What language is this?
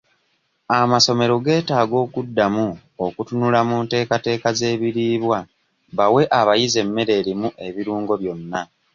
Ganda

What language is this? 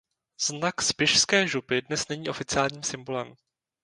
Czech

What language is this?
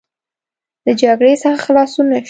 Pashto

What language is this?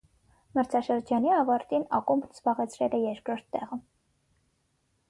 Armenian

